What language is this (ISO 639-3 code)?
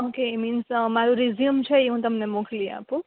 guj